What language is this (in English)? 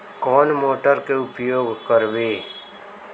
Magahi